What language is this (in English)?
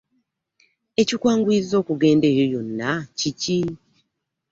Ganda